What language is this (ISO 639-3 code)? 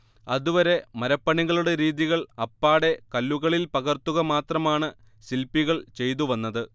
mal